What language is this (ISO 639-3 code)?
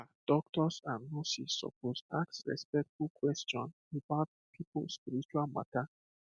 pcm